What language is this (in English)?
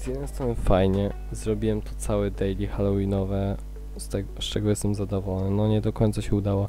Polish